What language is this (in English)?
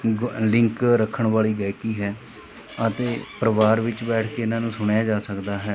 Punjabi